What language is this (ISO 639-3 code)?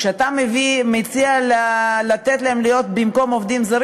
heb